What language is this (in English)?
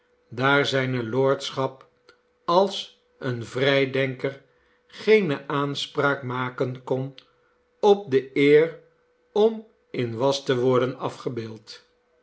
Dutch